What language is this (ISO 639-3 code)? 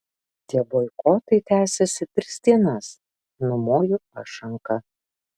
lit